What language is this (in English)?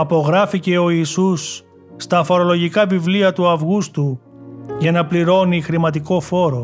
Greek